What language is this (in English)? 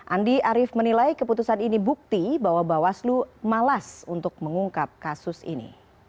Indonesian